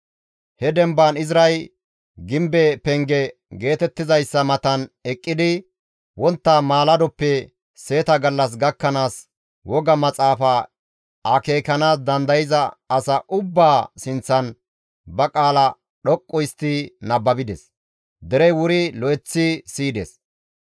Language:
Gamo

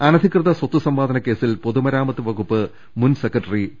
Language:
Malayalam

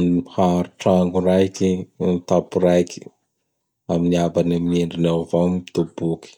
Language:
Bara Malagasy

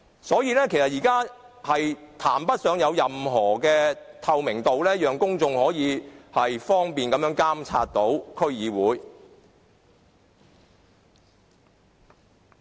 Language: Cantonese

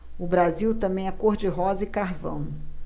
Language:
Portuguese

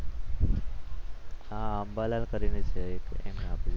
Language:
Gujarati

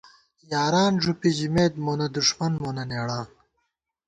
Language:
Gawar-Bati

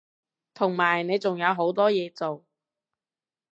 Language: Cantonese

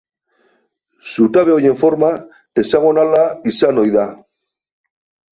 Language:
Basque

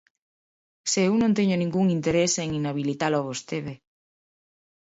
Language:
Galician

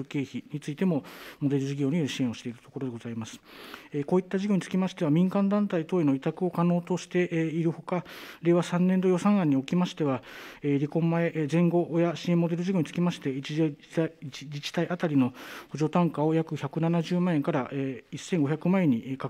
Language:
Japanese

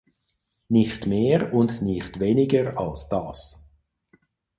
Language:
German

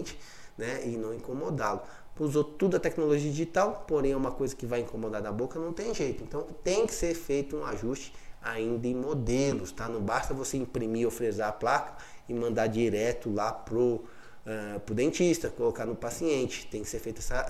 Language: Portuguese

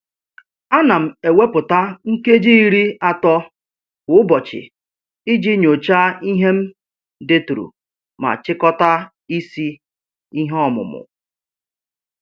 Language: Igbo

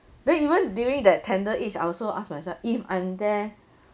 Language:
English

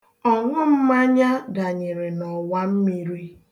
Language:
Igbo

